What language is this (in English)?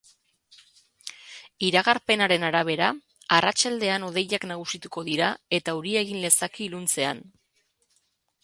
Basque